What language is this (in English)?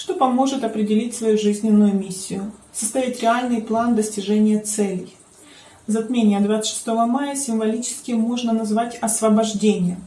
Russian